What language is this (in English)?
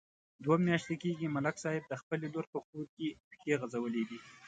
Pashto